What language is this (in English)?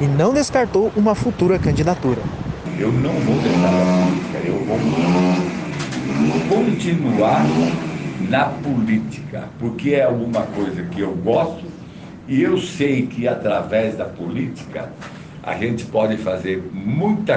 Portuguese